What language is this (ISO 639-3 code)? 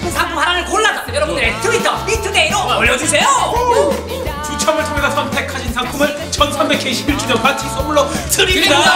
kor